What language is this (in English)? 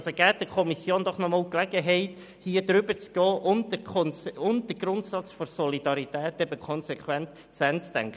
Swiss German